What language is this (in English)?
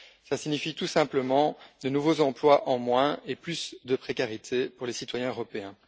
French